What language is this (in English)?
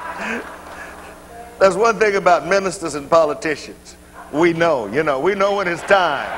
English